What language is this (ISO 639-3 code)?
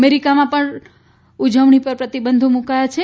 guj